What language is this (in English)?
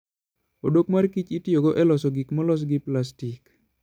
Luo (Kenya and Tanzania)